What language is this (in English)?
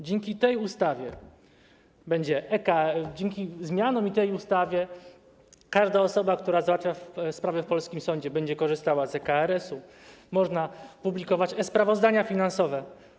Polish